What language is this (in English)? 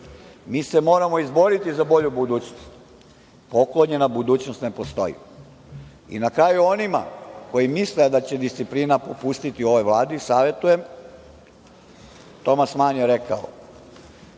Serbian